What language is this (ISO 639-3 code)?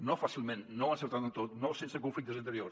cat